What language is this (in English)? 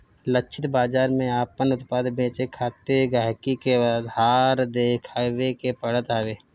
Bhojpuri